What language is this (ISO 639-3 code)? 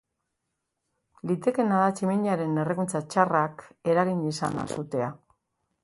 eus